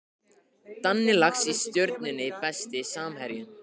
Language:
Icelandic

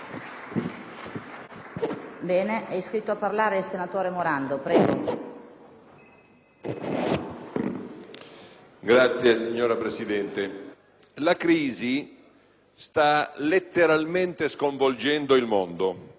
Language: Italian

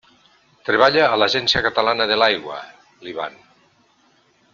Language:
Catalan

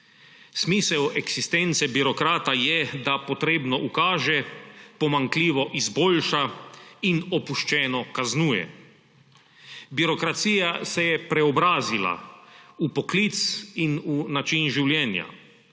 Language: Slovenian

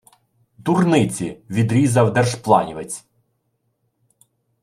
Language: Ukrainian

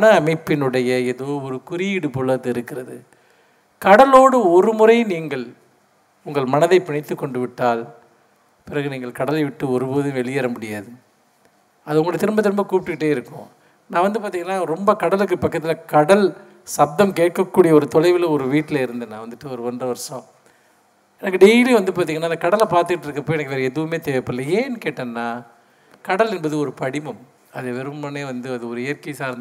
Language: Tamil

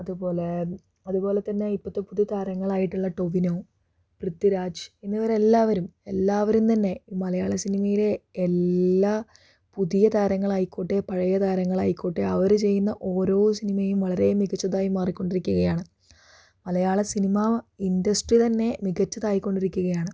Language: Malayalam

